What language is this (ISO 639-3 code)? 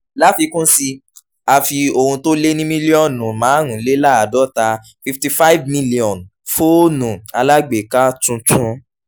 yor